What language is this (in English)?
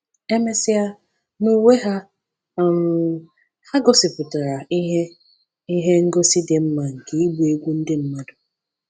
Igbo